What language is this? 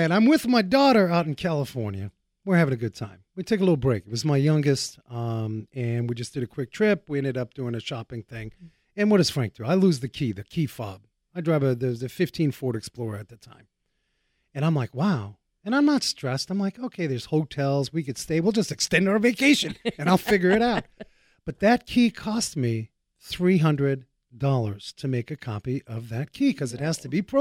English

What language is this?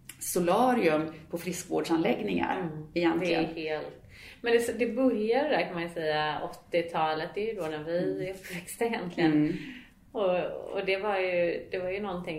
Swedish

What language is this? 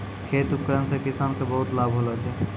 Maithili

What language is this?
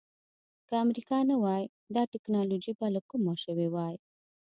Pashto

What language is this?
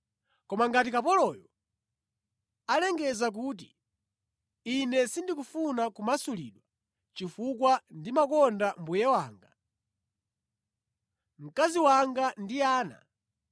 Nyanja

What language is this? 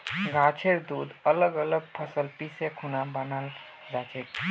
Magahi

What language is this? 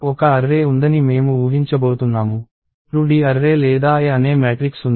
Telugu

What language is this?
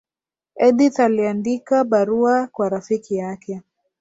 Swahili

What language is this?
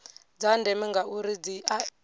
Venda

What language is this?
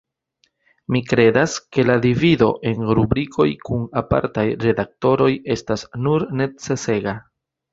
Esperanto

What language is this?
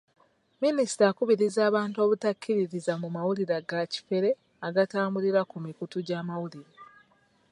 Ganda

